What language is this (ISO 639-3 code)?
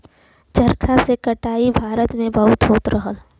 bho